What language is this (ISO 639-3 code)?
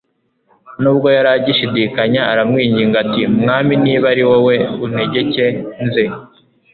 kin